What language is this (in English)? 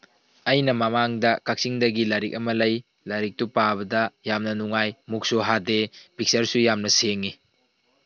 Manipuri